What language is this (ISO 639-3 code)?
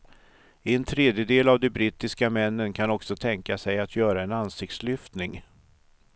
swe